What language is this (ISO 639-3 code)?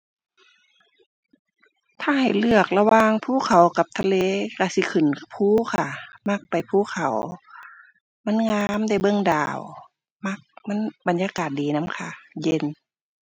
tha